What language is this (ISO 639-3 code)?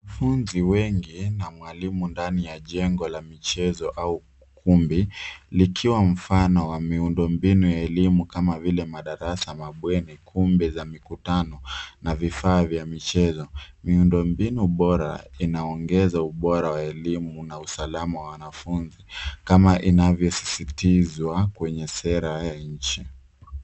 swa